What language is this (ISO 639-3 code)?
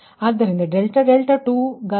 kan